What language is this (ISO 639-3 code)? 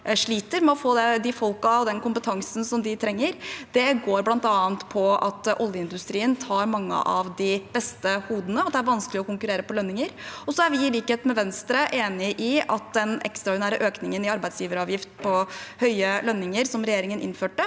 nor